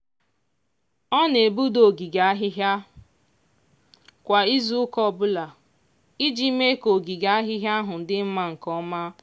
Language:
Igbo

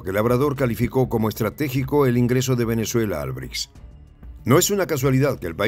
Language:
Spanish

